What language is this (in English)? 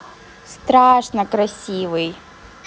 Russian